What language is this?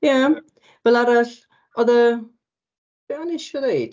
Welsh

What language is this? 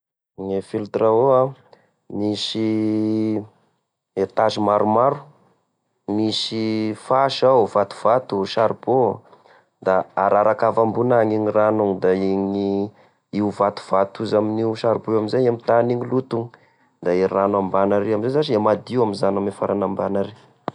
Tesaka Malagasy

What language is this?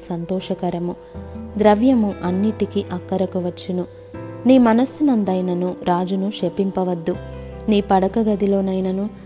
Telugu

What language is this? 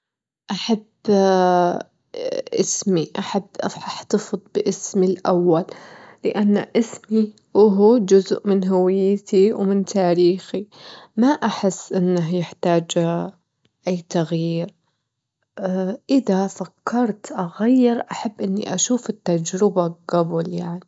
Gulf Arabic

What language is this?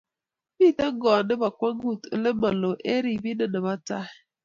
Kalenjin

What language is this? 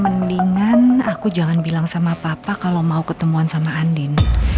Indonesian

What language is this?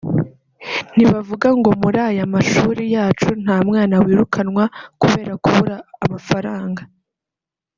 Kinyarwanda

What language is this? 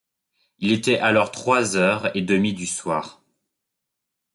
French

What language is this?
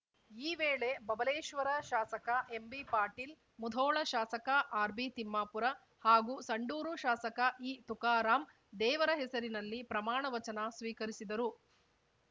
Kannada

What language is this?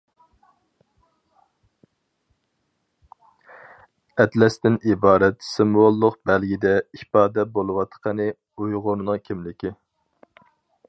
Uyghur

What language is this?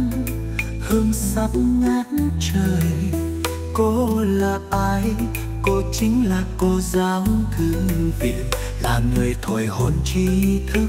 Vietnamese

